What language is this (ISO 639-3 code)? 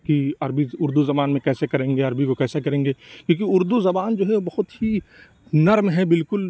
urd